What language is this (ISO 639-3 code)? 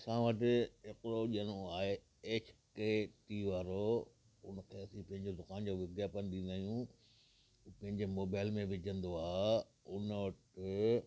snd